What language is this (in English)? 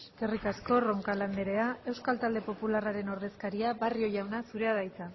Basque